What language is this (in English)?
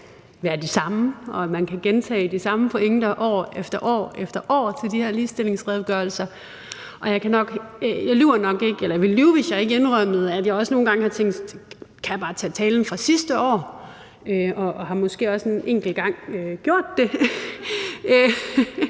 Danish